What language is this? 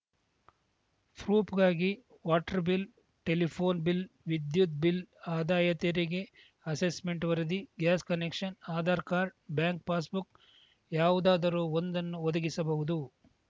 Kannada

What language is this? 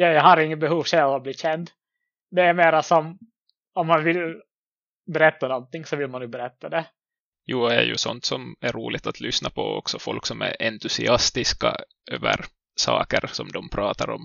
Swedish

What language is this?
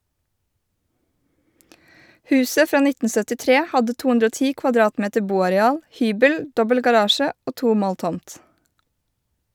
Norwegian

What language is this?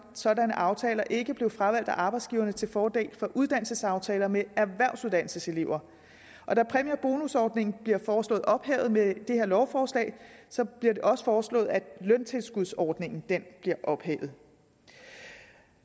Danish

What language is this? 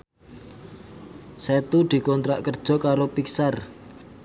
Javanese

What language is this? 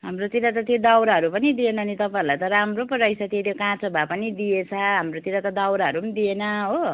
Nepali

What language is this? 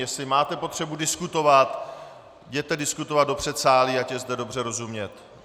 Czech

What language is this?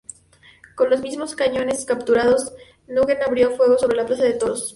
Spanish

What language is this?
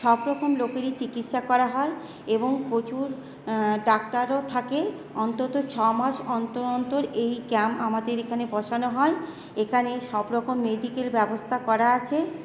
Bangla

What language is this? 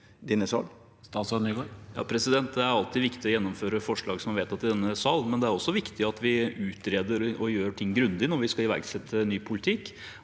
Norwegian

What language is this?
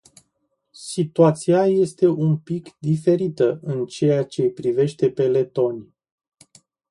Romanian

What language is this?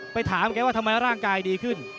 Thai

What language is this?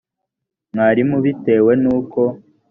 Kinyarwanda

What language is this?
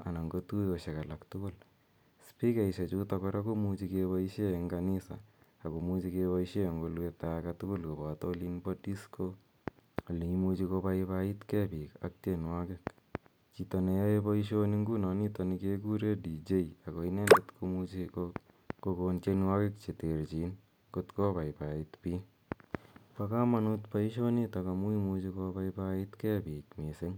Kalenjin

